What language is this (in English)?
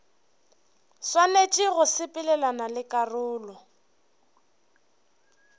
Northern Sotho